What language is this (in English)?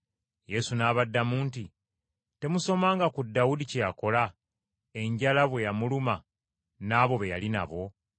Ganda